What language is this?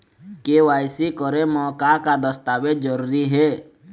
Chhattisgarhi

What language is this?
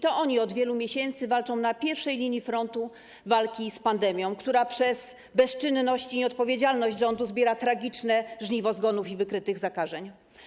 Polish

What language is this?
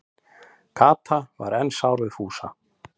Icelandic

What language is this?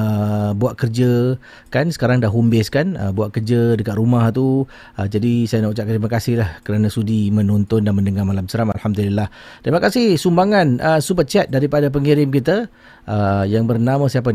Malay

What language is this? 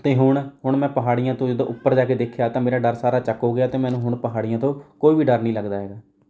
Punjabi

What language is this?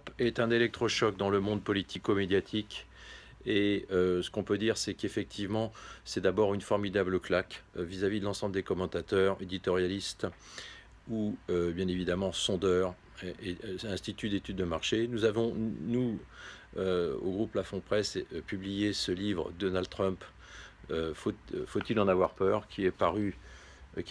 French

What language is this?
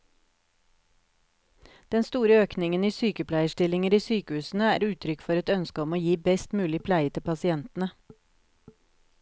Norwegian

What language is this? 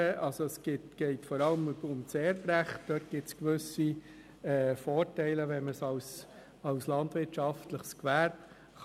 Swiss German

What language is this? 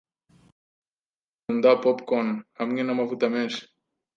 Kinyarwanda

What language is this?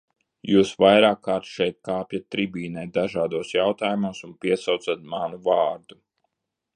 Latvian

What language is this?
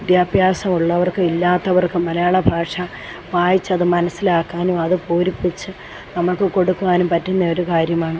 Malayalam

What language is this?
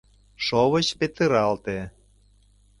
Mari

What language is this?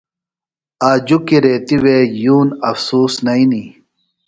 Phalura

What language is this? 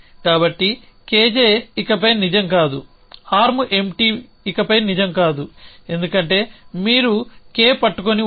Telugu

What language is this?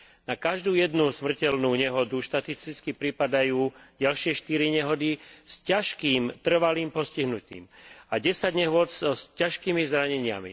Slovak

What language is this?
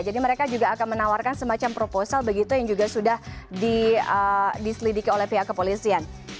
Indonesian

